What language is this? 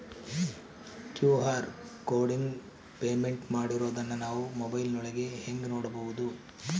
Kannada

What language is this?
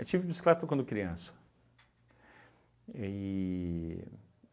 Portuguese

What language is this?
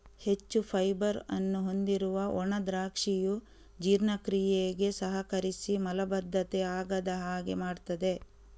Kannada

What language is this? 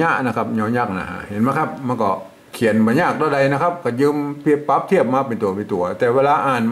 Thai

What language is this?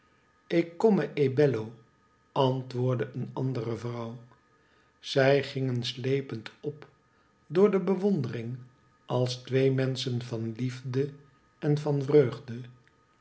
Dutch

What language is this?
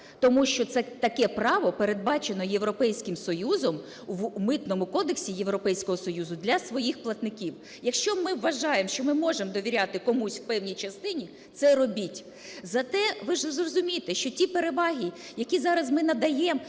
Ukrainian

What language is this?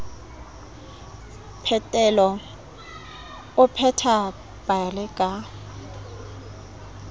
Southern Sotho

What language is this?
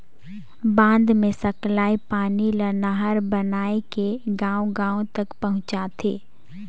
Chhattisgarhi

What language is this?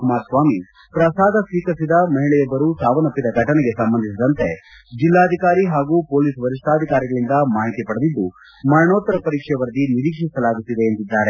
Kannada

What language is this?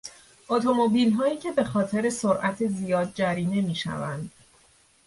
Persian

